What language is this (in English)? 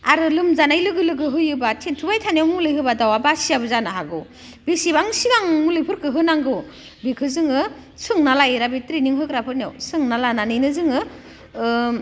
Bodo